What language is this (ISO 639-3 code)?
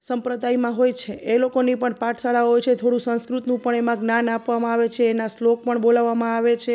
guj